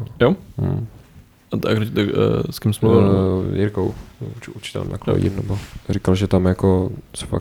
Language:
Czech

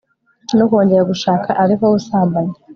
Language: Kinyarwanda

